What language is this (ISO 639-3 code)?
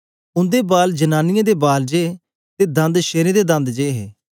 doi